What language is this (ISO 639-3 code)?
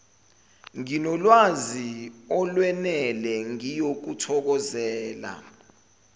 zul